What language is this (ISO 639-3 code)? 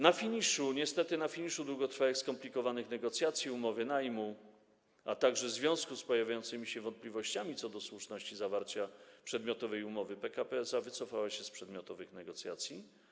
pol